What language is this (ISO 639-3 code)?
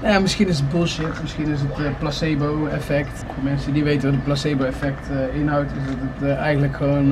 nld